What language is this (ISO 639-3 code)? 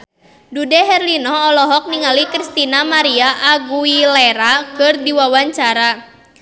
sun